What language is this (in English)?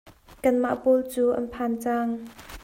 Hakha Chin